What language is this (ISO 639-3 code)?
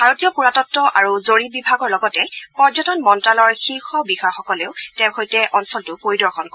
asm